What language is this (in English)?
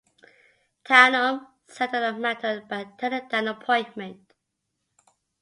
English